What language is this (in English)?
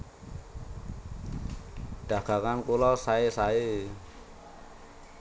Javanese